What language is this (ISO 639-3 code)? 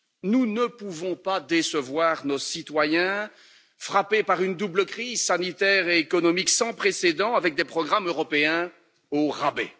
fra